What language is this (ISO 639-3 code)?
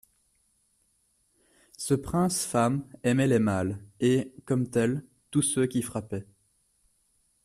fra